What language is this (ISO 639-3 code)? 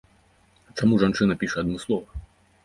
bel